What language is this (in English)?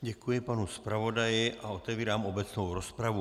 Czech